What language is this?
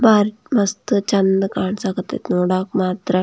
Kannada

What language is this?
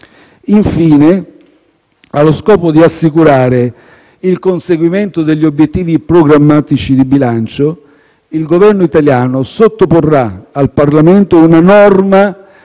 Italian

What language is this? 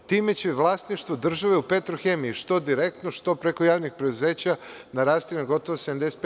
Serbian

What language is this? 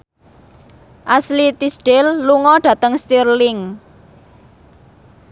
Javanese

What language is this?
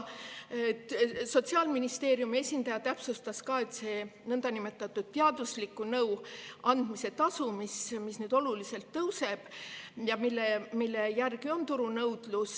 Estonian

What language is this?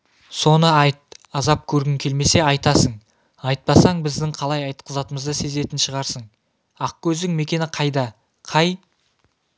Kazakh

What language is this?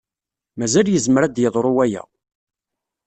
Kabyle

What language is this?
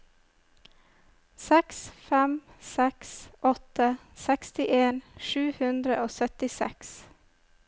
Norwegian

